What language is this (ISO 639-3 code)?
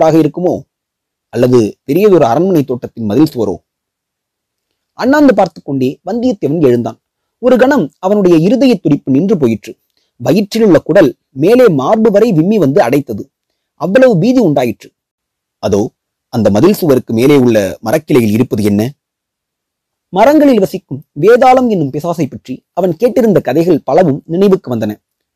tam